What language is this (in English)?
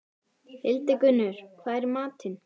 Icelandic